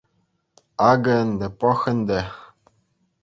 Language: Chuvash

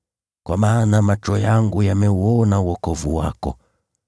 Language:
Swahili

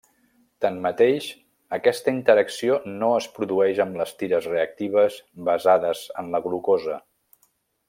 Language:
Catalan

